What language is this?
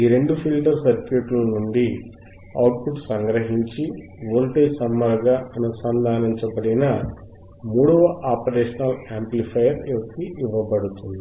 Telugu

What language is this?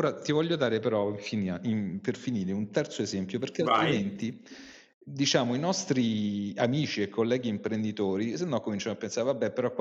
Italian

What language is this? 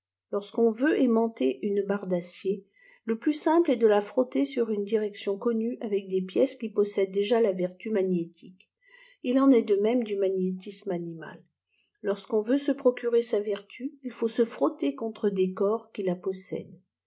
French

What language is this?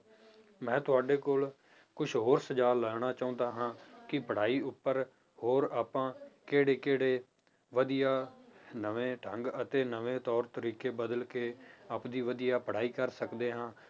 Punjabi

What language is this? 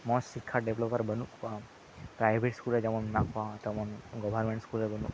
Santali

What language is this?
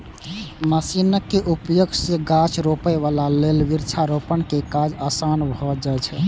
Maithili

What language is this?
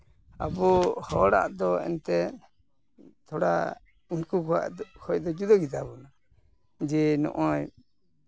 Santali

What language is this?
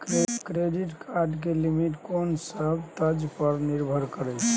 Maithili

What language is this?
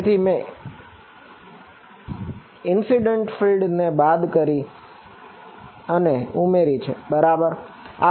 Gujarati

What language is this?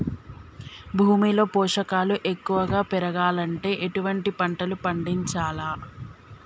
Telugu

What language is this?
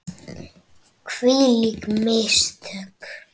Icelandic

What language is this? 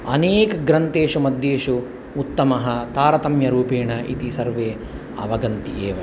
Sanskrit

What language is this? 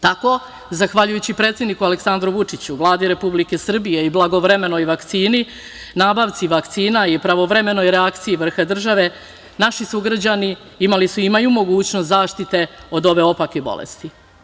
Serbian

